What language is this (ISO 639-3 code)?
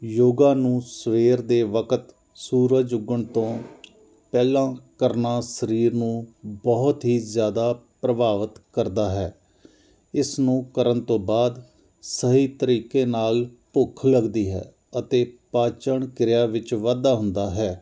pan